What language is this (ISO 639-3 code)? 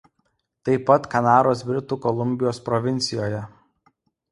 lit